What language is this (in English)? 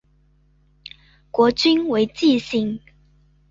Chinese